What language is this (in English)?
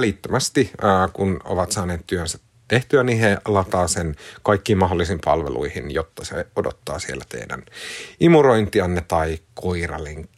Finnish